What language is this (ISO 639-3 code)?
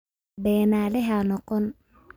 som